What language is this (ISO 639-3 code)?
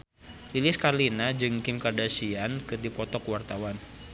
sun